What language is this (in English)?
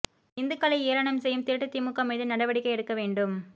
Tamil